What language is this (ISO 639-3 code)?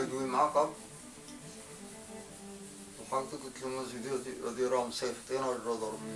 ara